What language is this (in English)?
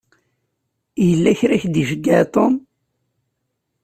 Kabyle